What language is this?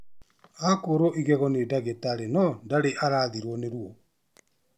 Kikuyu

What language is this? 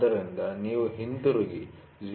Kannada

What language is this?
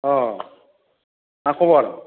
Bodo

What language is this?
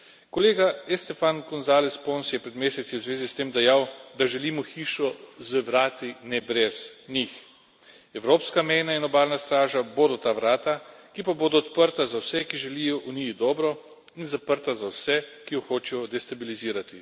Slovenian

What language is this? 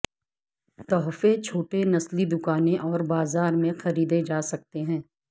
Urdu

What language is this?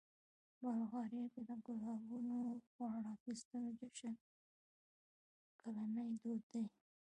Pashto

